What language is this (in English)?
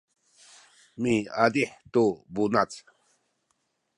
Sakizaya